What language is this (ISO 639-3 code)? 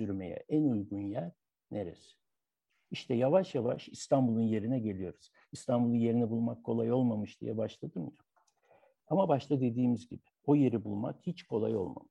tur